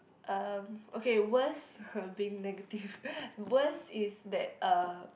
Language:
English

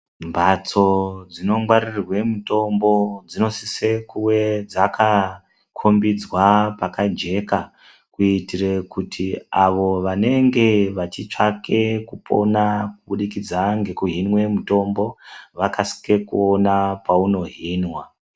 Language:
Ndau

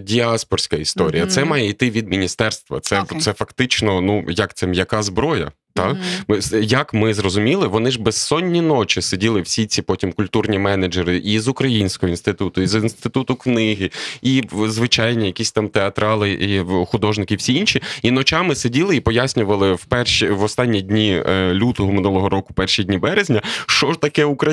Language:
Ukrainian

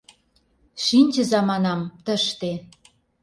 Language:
Mari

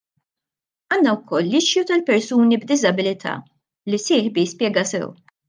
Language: Maltese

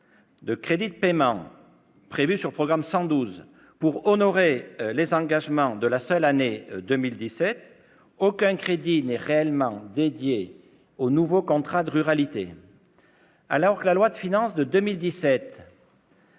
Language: French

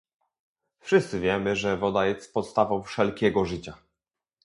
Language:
Polish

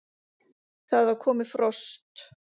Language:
Icelandic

